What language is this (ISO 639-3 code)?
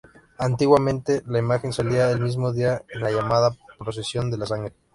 spa